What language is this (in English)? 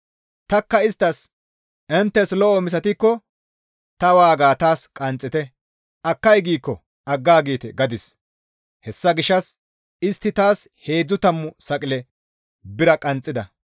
Gamo